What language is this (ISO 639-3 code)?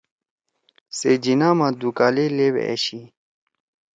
trw